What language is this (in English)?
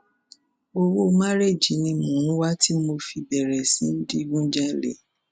Yoruba